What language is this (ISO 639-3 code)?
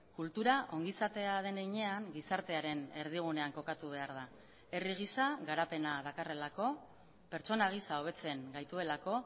eus